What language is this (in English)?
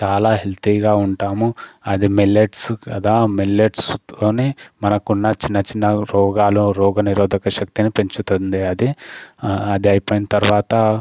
Telugu